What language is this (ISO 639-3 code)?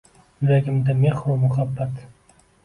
uzb